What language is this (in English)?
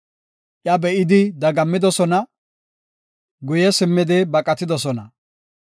Gofa